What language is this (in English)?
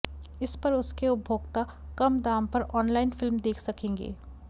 Hindi